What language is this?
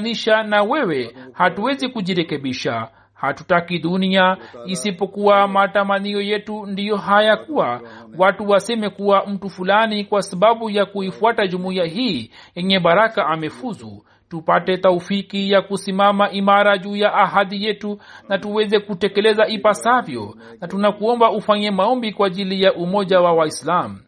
Swahili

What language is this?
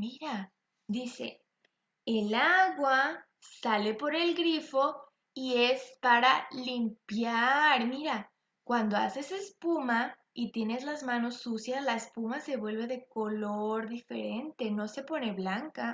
Spanish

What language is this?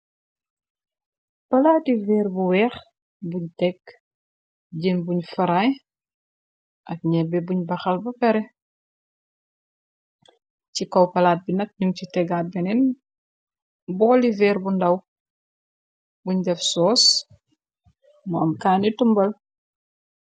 Wolof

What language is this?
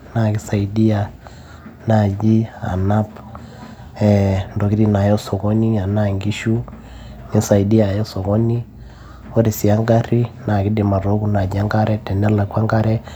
Masai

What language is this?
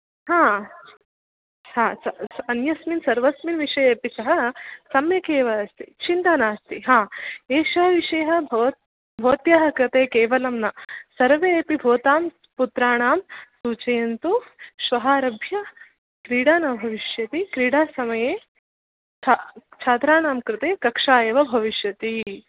Sanskrit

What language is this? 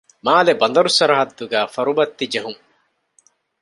Divehi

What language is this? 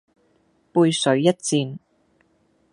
Cantonese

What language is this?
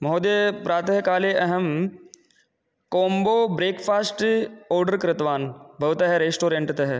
Sanskrit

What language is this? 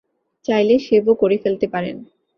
Bangla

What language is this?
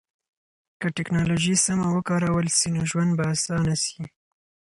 Pashto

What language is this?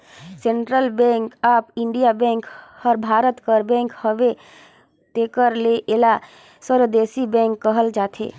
Chhattisgarhi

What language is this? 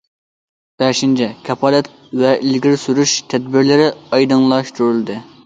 Uyghur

